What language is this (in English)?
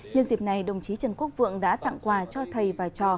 Vietnamese